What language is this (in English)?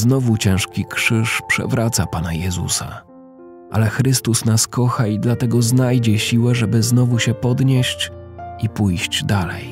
Polish